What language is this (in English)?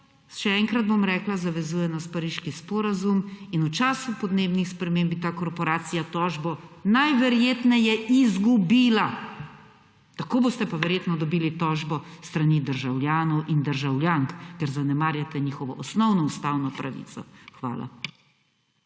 Slovenian